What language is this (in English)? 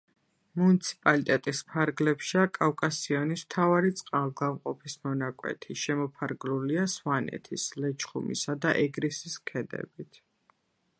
Georgian